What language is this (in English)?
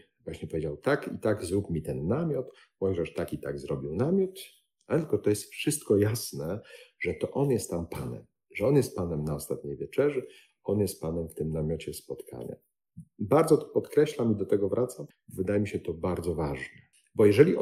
Polish